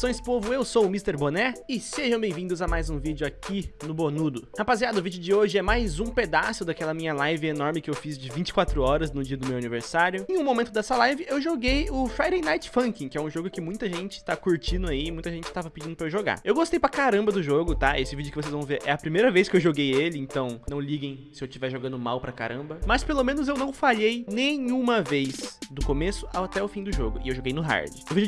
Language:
Portuguese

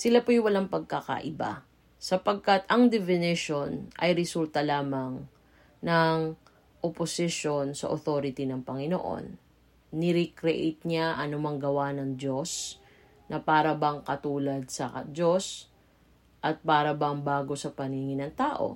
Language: Filipino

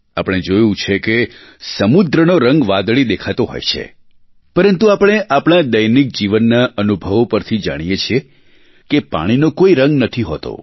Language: Gujarati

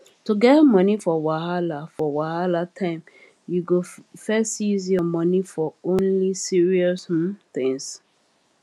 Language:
Nigerian Pidgin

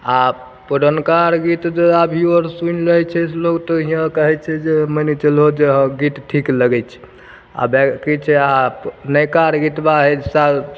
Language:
Maithili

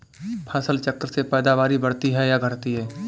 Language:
Hindi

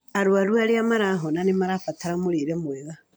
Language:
Kikuyu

